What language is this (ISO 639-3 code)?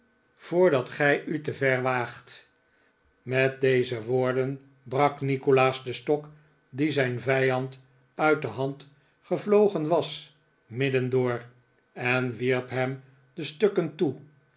nld